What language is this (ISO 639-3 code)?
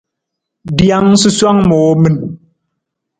nmz